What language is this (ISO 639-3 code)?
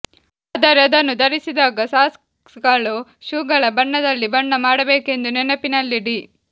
kan